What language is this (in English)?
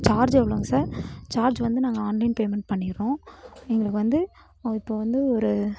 Tamil